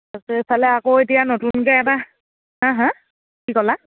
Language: Assamese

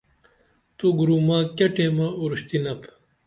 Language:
Dameli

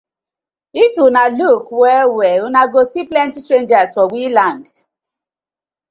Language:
Nigerian Pidgin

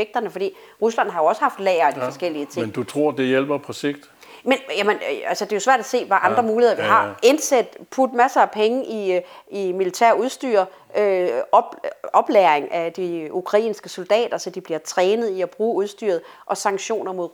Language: Danish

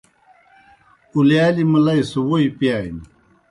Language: Kohistani Shina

